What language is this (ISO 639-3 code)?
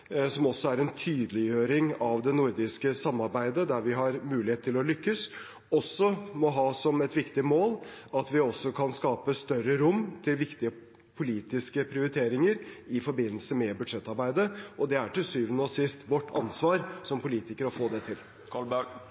nob